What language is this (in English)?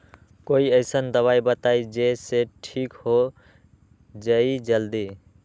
Magahi